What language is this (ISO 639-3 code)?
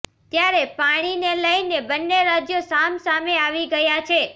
guj